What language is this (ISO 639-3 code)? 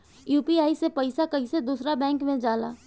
bho